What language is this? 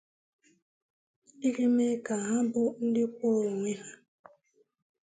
Igbo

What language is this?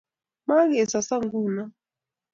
Kalenjin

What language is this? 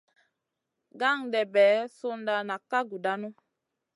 Masana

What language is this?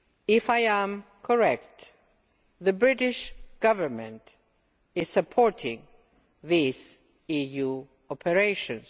English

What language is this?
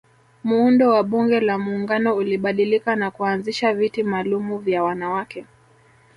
Swahili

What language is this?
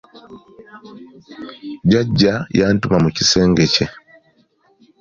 Ganda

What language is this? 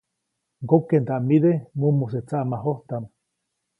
Copainalá Zoque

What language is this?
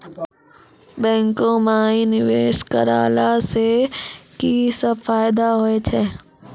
Maithili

